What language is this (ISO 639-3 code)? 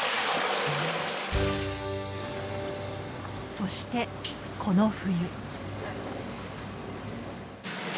jpn